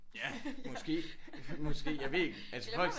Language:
Danish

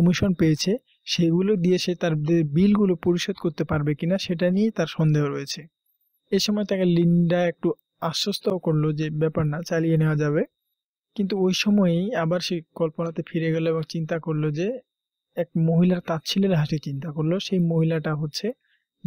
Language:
Hindi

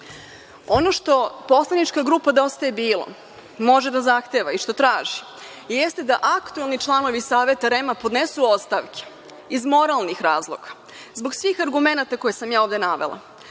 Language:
Serbian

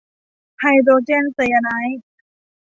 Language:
Thai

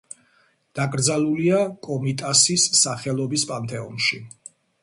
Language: Georgian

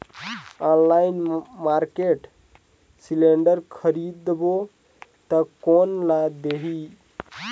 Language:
Chhattisgarhi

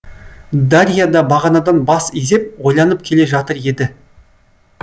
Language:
Kazakh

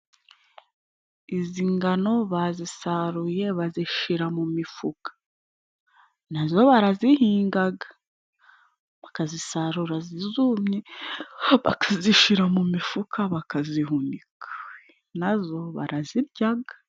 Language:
Kinyarwanda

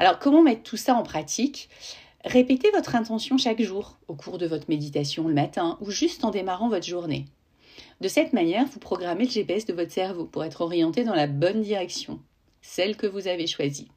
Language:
French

